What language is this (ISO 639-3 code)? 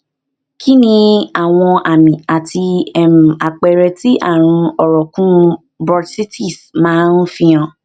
yor